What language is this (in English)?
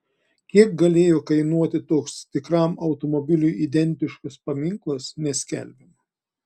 Lithuanian